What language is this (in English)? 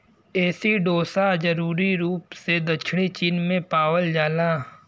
Bhojpuri